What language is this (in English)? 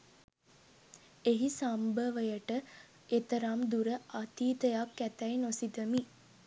Sinhala